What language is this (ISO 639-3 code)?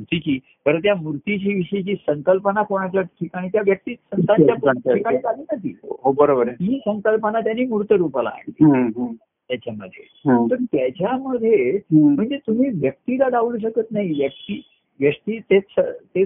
mar